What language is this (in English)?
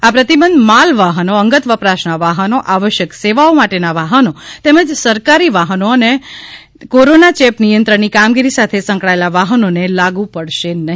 Gujarati